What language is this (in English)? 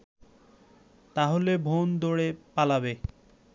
Bangla